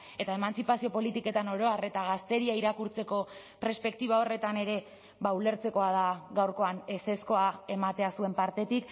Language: Basque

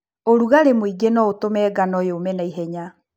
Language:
Kikuyu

